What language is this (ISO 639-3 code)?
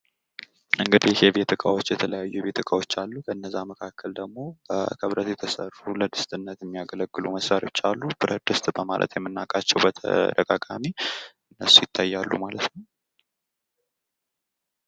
amh